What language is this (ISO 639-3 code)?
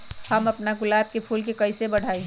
mag